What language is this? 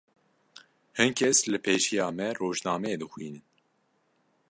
Kurdish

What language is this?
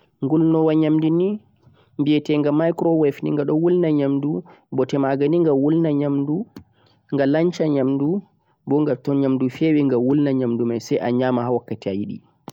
Central-Eastern Niger Fulfulde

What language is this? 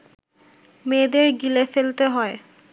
Bangla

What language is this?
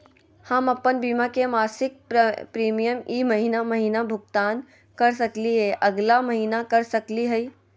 Magahi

